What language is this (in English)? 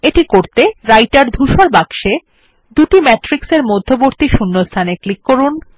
Bangla